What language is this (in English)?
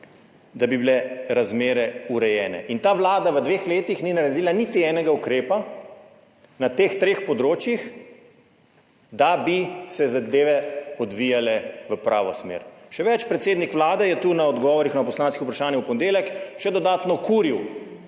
Slovenian